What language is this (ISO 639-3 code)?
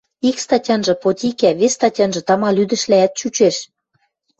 mrj